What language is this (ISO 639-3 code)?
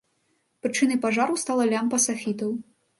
bel